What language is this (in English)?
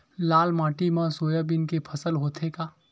Chhattisgarhi